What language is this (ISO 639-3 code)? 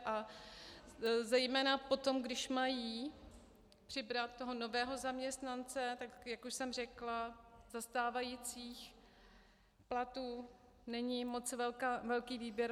ces